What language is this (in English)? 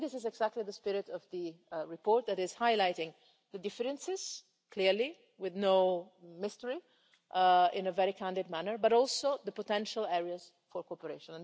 English